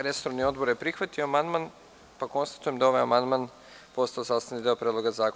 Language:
Serbian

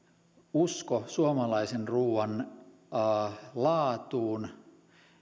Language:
Finnish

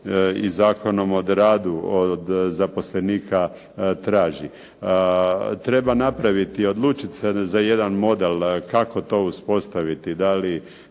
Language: Croatian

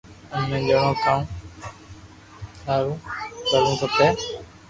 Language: Loarki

